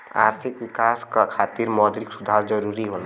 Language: Bhojpuri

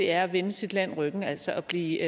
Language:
Danish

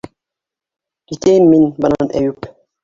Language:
Bashkir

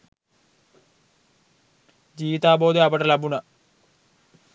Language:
Sinhala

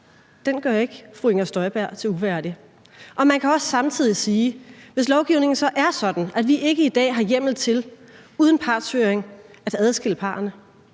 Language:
Danish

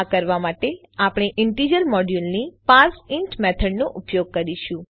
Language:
Gujarati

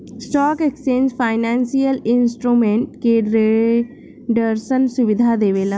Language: Bhojpuri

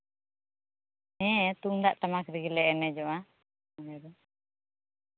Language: Santali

